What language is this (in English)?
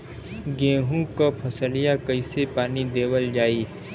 Bhojpuri